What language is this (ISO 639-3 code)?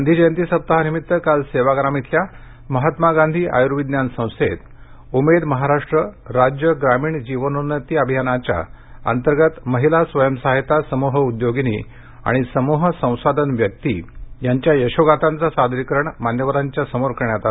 mar